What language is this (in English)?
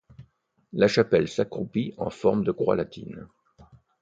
French